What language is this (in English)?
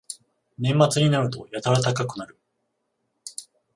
Japanese